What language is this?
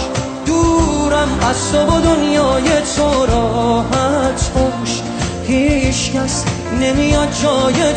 Persian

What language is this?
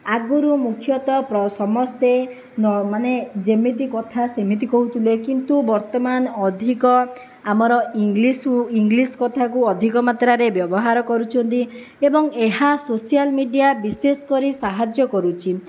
Odia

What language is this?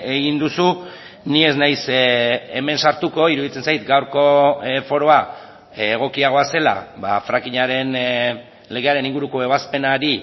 Basque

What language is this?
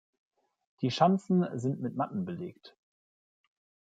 German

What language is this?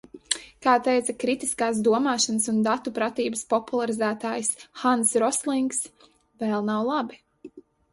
Latvian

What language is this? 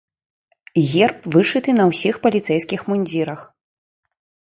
Belarusian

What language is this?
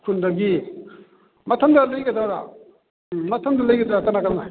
Manipuri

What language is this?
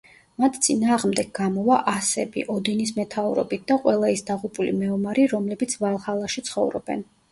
Georgian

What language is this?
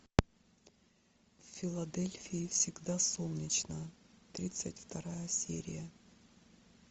Russian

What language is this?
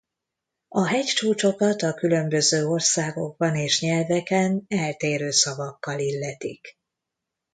Hungarian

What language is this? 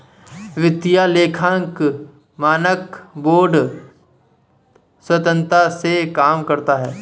Hindi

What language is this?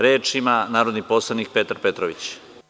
Serbian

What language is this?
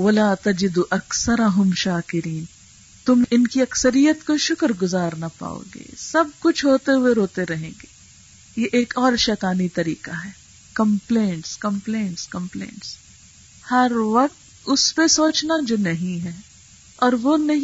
Urdu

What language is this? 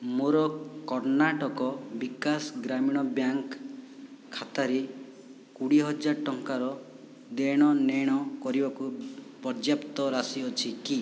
Odia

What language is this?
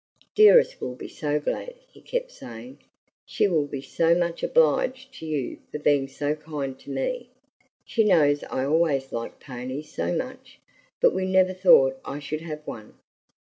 English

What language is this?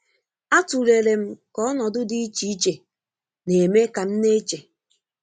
Igbo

